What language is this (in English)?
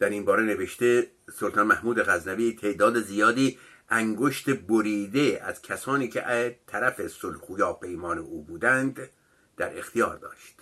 Persian